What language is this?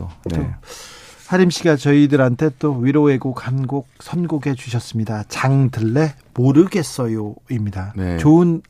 Korean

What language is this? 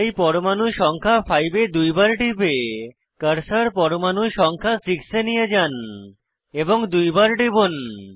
Bangla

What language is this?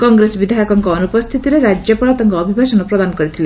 Odia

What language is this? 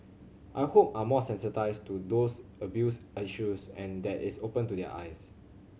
English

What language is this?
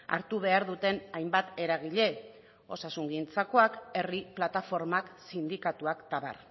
Basque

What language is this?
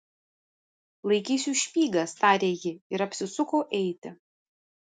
Lithuanian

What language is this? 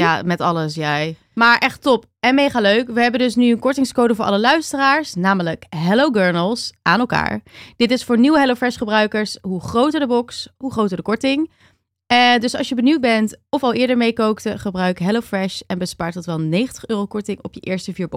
Dutch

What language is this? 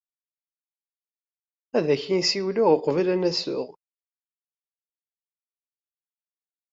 Kabyle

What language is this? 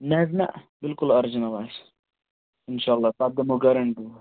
Kashmiri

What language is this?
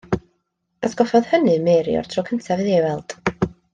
Welsh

